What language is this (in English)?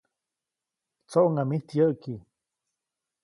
Copainalá Zoque